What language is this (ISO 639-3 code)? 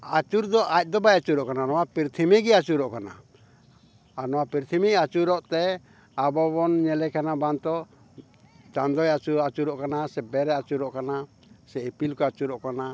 sat